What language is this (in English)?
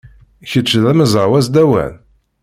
Kabyle